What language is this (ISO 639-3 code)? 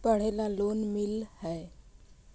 mag